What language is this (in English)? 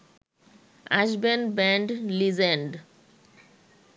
Bangla